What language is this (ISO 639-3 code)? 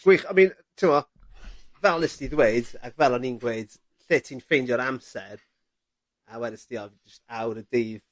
cym